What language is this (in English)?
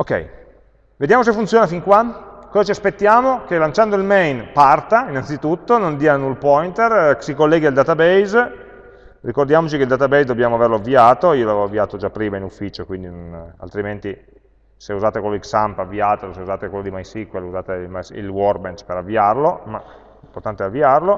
Italian